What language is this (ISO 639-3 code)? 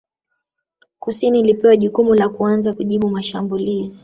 swa